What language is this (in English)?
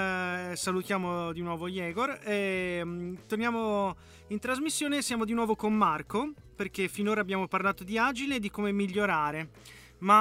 Italian